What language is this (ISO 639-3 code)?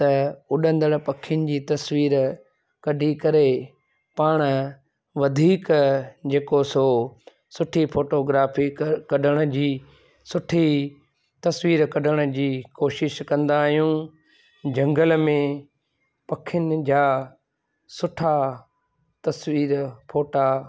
snd